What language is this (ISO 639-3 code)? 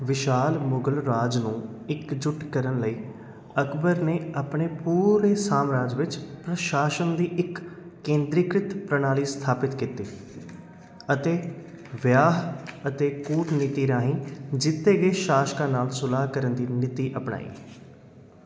pan